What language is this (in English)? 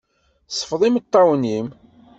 Kabyle